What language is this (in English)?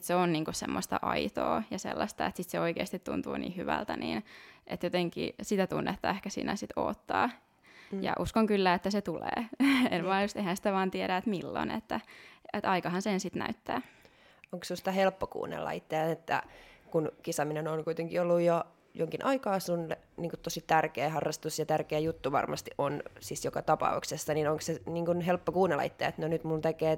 Finnish